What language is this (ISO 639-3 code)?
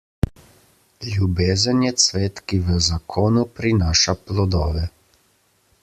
slv